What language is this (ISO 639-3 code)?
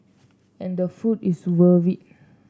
eng